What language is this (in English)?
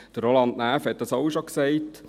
Swiss German